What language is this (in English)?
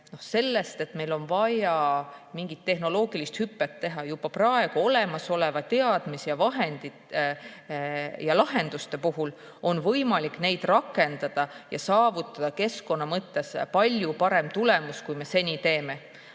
Estonian